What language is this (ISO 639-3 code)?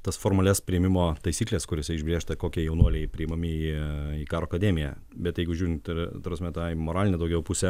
lit